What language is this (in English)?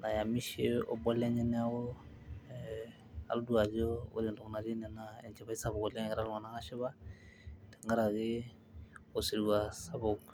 Masai